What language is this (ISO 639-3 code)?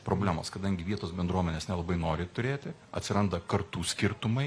lit